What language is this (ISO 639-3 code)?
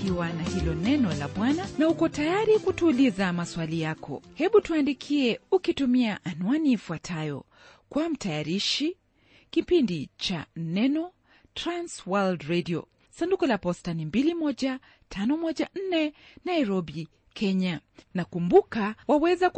swa